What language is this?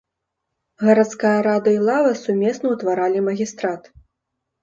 Belarusian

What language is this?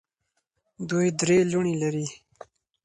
Pashto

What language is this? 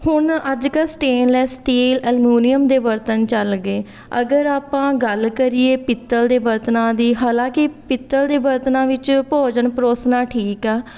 Punjabi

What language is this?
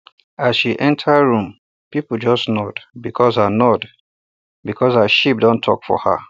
Nigerian Pidgin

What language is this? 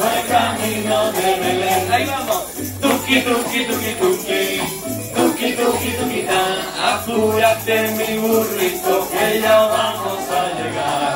Romanian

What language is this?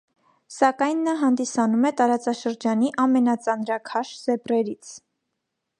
Armenian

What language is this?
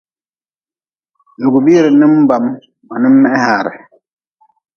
Nawdm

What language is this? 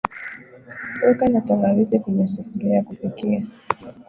Swahili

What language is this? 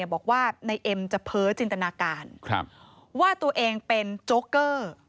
Thai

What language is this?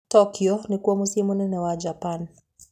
Kikuyu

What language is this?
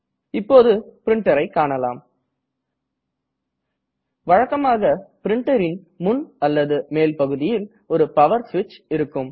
Tamil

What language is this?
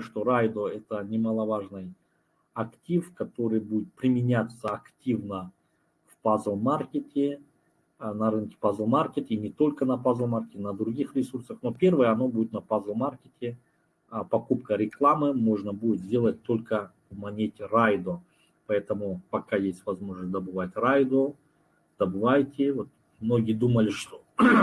Russian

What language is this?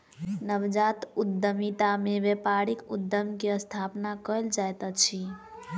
Maithili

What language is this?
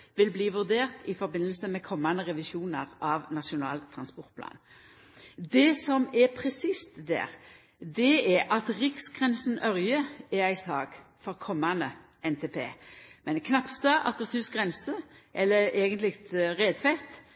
Norwegian Nynorsk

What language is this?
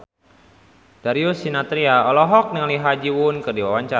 Sundanese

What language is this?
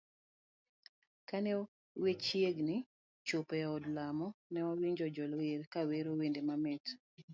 Luo (Kenya and Tanzania)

